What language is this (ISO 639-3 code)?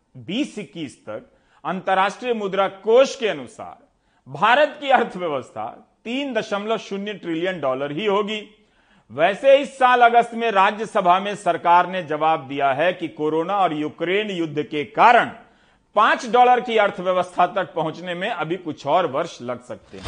hin